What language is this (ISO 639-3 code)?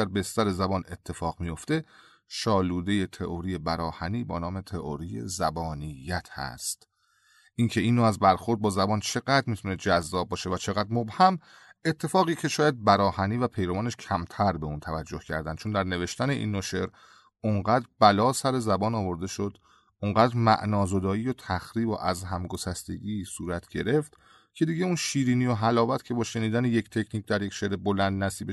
fas